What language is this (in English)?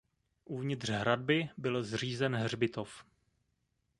Czech